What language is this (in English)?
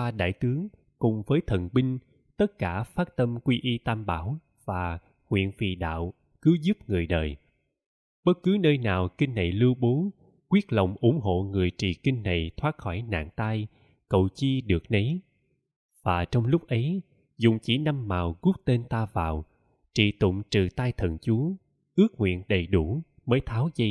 Vietnamese